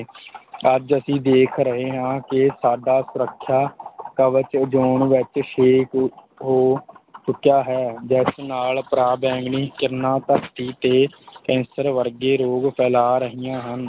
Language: Punjabi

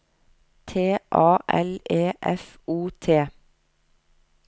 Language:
Norwegian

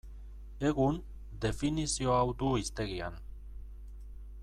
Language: Basque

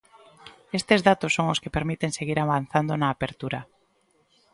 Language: Galician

